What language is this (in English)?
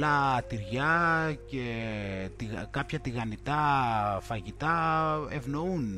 Greek